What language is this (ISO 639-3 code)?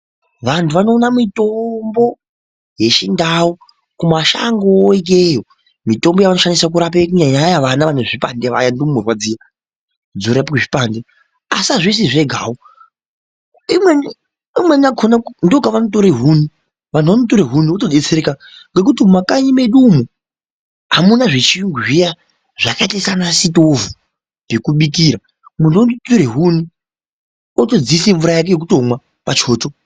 ndc